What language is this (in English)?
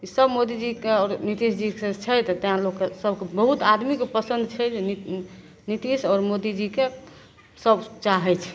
Maithili